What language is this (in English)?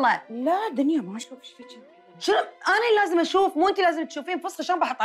Arabic